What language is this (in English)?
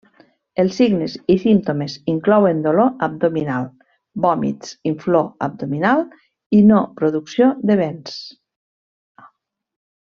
Catalan